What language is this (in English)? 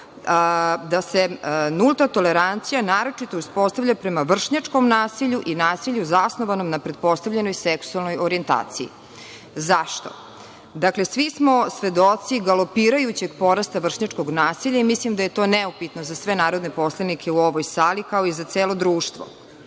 Serbian